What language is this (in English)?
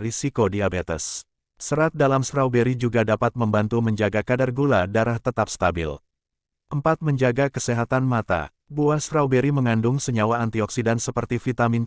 Indonesian